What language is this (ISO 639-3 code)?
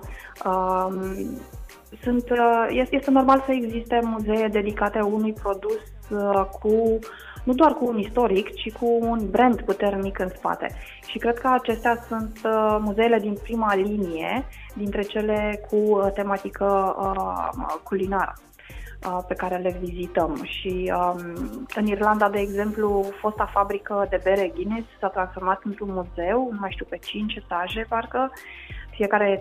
ron